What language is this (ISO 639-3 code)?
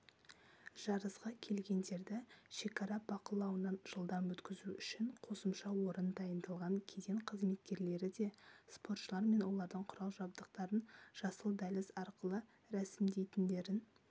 kaz